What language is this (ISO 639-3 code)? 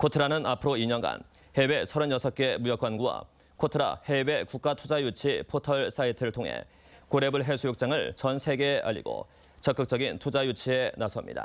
kor